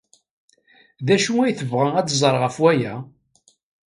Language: Kabyle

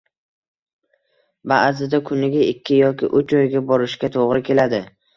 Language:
Uzbek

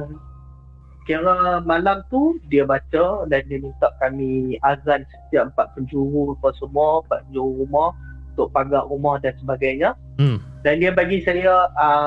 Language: Malay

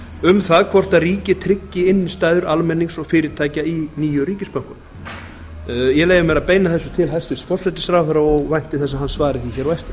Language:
Icelandic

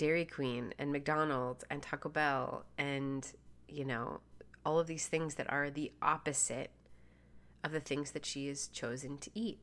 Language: English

